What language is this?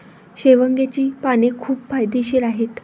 Marathi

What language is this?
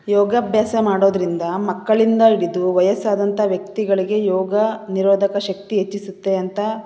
Kannada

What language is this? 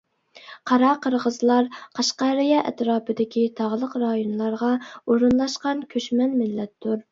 Uyghur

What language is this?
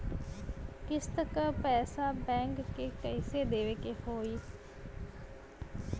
Bhojpuri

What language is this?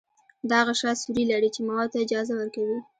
Pashto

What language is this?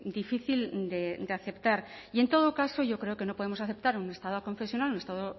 Spanish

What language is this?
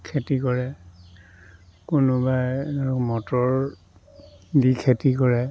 Assamese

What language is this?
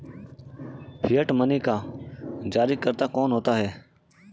Hindi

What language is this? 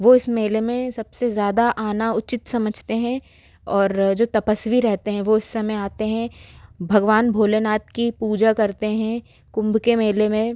Hindi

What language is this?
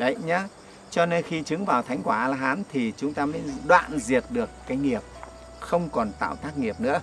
Vietnamese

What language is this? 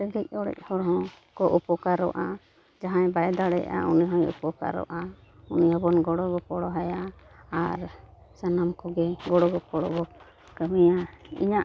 Santali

